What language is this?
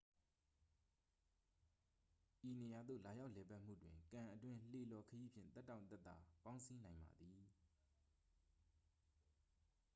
Burmese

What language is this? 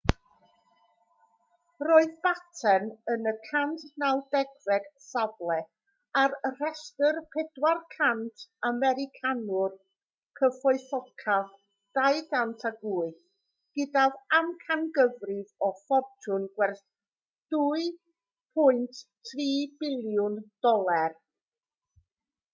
Welsh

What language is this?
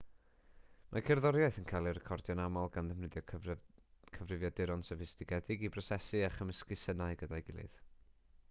Welsh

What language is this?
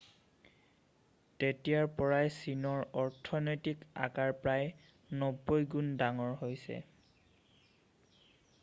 Assamese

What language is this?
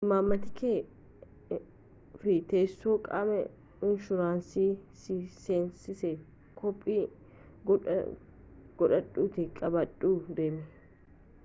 Oromo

